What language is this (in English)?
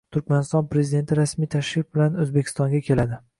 Uzbek